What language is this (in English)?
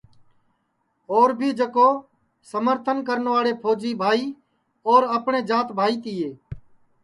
Sansi